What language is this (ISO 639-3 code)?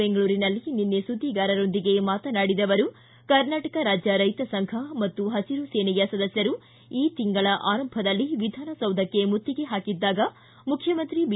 kan